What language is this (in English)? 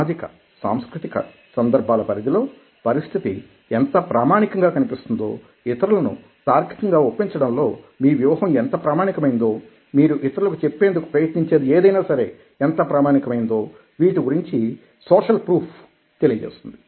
Telugu